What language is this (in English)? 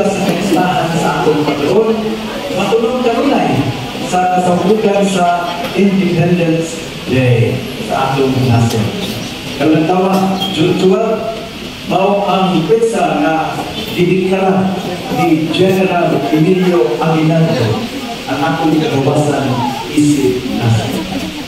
Filipino